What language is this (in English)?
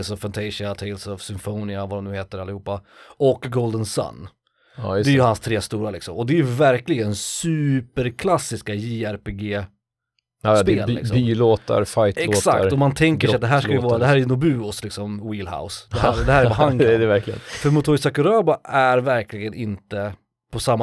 Swedish